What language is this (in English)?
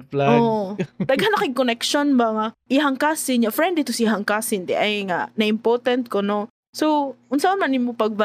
Filipino